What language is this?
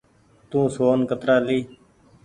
Goaria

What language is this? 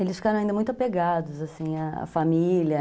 Portuguese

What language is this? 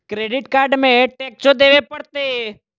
Magahi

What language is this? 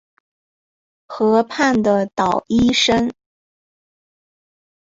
Chinese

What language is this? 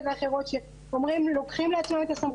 Hebrew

